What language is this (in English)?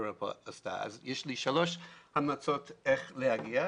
Hebrew